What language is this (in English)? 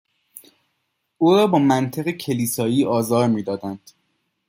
Persian